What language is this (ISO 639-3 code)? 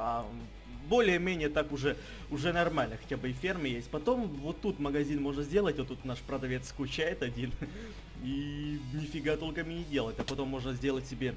rus